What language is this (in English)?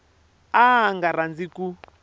Tsonga